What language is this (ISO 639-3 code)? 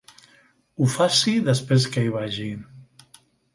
cat